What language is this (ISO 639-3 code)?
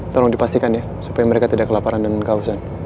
ind